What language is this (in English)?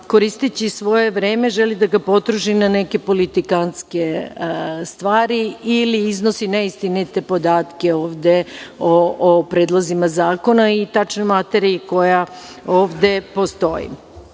Serbian